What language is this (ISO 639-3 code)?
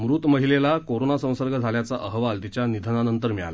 mar